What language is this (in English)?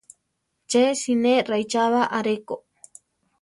Central Tarahumara